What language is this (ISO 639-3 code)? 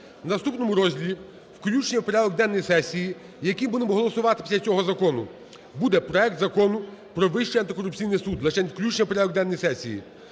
ukr